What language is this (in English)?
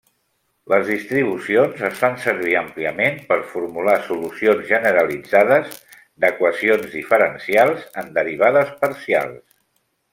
Catalan